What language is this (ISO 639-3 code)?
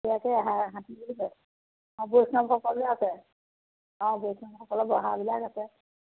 asm